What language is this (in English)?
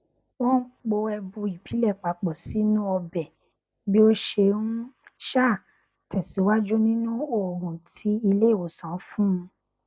Yoruba